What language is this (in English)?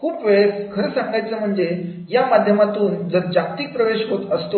Marathi